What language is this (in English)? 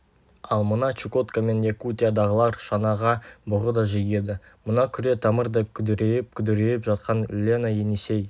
Kazakh